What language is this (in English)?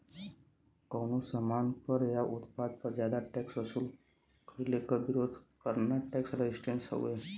Bhojpuri